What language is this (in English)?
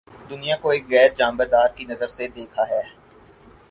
Urdu